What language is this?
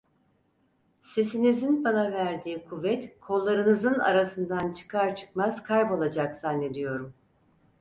Turkish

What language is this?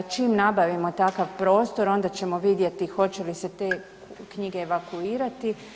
Croatian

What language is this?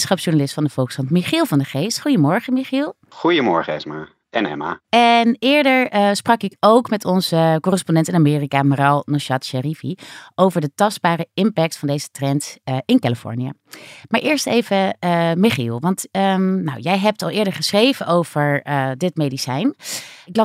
Dutch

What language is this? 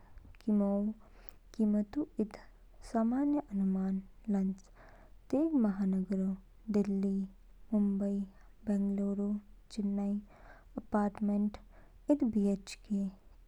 Kinnauri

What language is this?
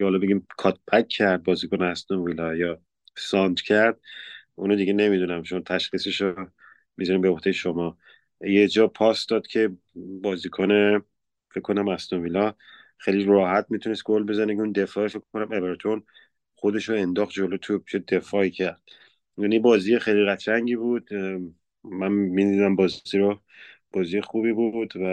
Persian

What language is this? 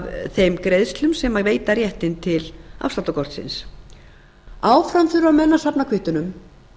Icelandic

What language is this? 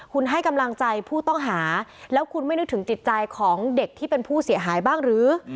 Thai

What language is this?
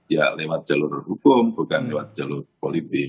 Indonesian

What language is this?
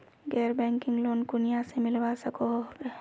Magahi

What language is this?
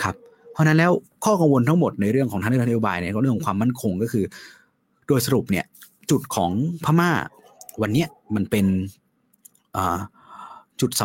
Thai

